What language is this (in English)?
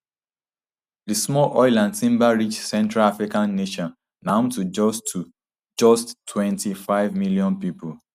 Nigerian Pidgin